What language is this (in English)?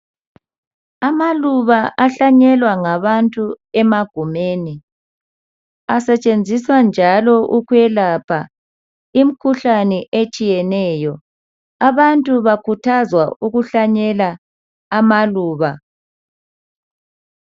North Ndebele